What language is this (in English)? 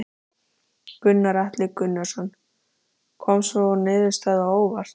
Icelandic